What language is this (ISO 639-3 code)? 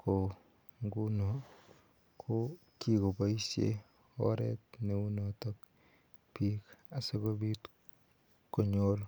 kln